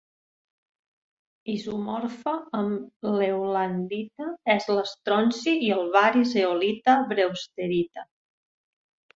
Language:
Catalan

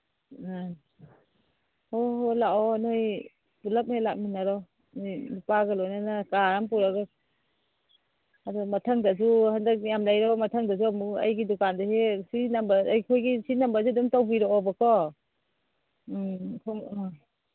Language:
Manipuri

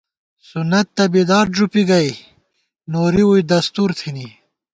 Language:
Gawar-Bati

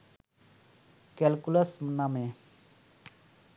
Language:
Bangla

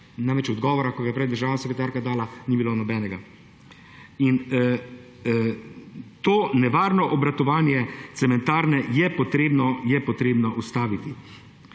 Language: Slovenian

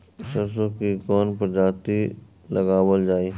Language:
Bhojpuri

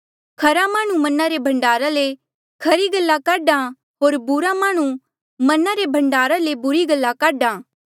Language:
Mandeali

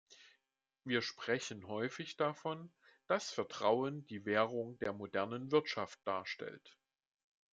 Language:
German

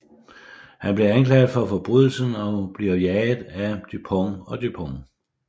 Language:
Danish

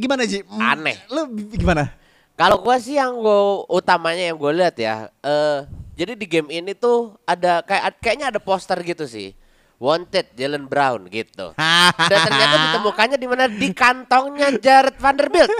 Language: Indonesian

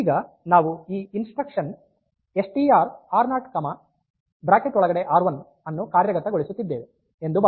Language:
Kannada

